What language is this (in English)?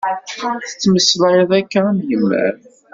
Kabyle